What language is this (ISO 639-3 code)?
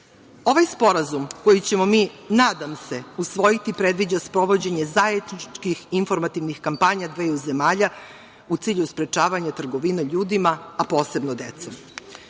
srp